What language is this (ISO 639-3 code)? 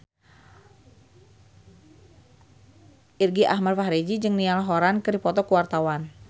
sun